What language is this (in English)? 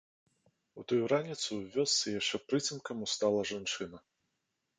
Belarusian